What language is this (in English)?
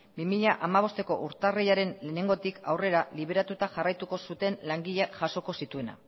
Basque